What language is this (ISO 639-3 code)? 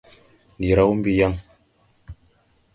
tui